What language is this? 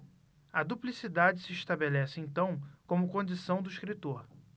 Portuguese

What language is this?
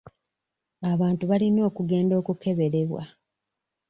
Ganda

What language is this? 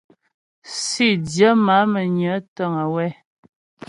Ghomala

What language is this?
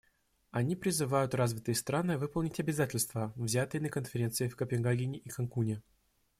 Russian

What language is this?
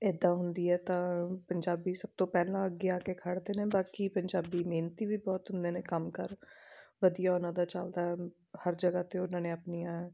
Punjabi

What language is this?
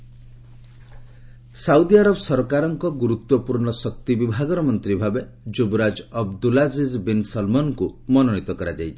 Odia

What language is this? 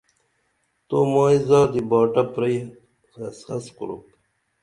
Dameli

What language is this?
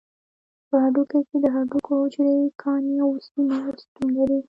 Pashto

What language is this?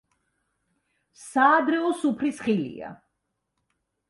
Georgian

